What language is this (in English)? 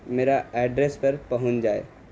Urdu